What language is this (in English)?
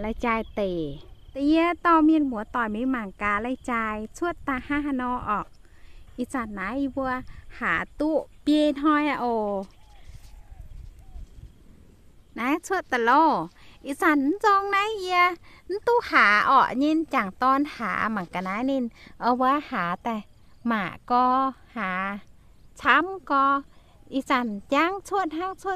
Thai